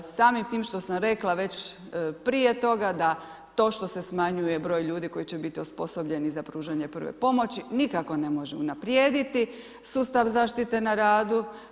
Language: Croatian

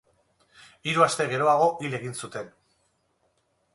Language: Basque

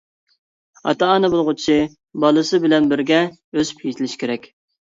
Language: Uyghur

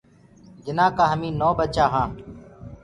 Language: Gurgula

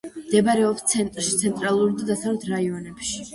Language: Georgian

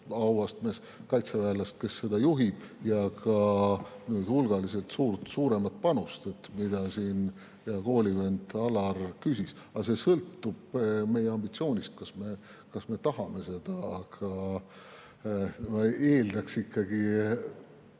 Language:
Estonian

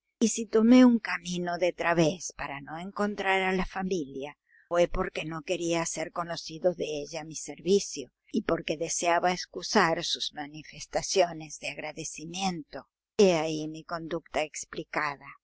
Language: Spanish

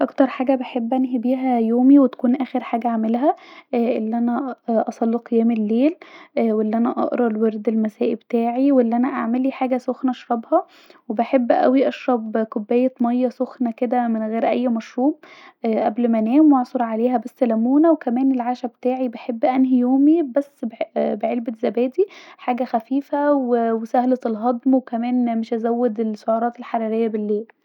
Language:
Egyptian Arabic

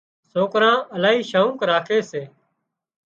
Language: Wadiyara Koli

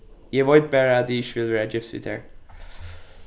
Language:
Faroese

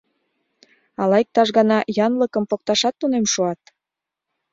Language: Mari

